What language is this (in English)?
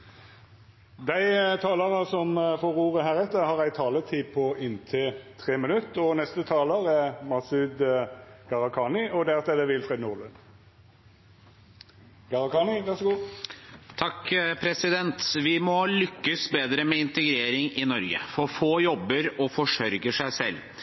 Norwegian